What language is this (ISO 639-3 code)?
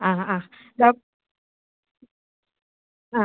mal